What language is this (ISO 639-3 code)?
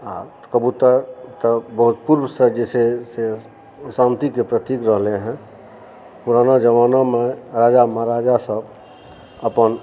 mai